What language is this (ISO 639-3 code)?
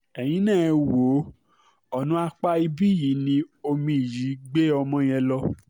yor